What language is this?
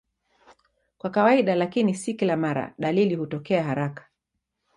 Swahili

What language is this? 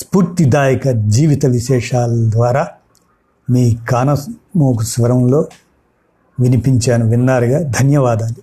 Telugu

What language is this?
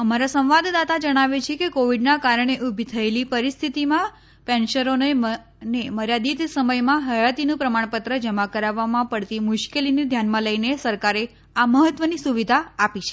Gujarati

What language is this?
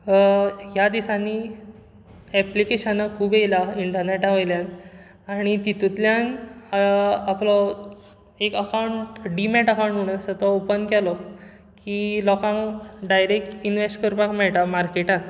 Konkani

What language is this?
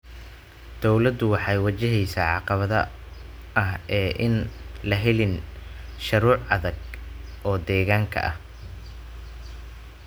Somali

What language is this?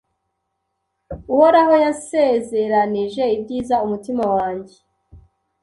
Kinyarwanda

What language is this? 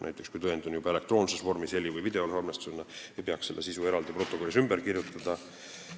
Estonian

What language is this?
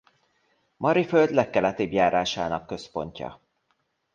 Hungarian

